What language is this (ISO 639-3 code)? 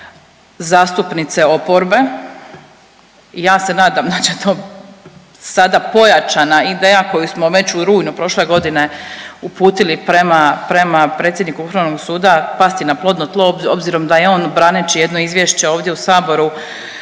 hrv